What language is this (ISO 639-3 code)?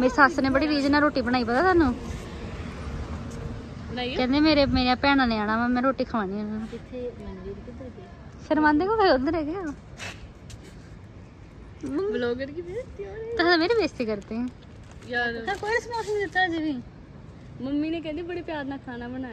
pan